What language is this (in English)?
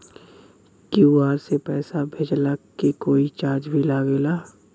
Bhojpuri